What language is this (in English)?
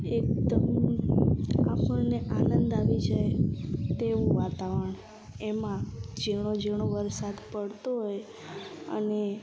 Gujarati